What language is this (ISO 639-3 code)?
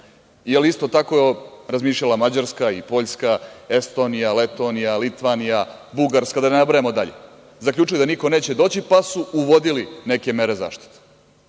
srp